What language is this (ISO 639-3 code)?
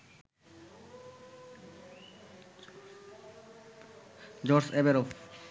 ben